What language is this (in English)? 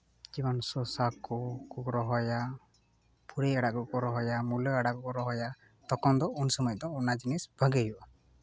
Santali